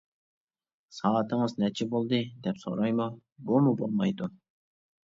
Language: Uyghur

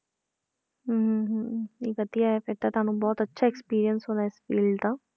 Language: Punjabi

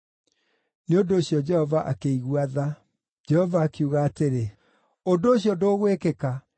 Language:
Kikuyu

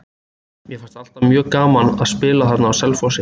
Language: Icelandic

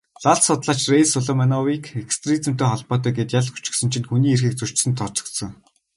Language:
Mongolian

